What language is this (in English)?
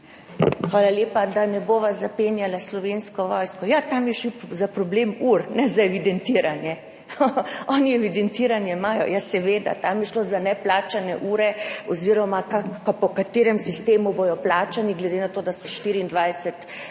Slovenian